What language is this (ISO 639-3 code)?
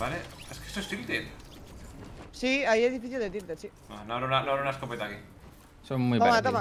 spa